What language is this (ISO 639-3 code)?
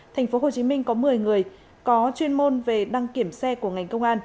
vie